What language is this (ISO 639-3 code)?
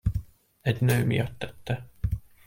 hun